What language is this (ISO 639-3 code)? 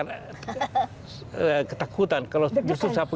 ind